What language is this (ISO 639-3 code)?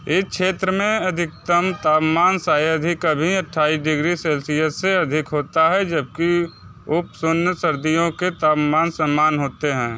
hin